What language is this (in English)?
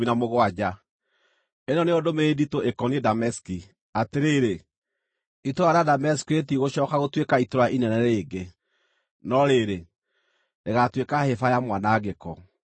Kikuyu